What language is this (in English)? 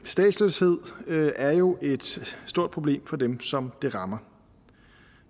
Danish